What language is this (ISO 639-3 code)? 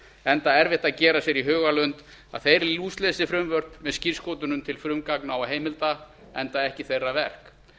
isl